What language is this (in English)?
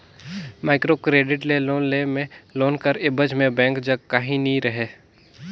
Chhattisgarhi